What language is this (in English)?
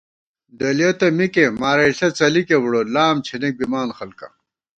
Gawar-Bati